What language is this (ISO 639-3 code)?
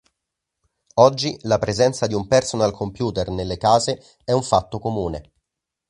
ita